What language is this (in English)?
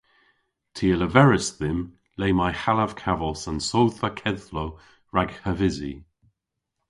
Cornish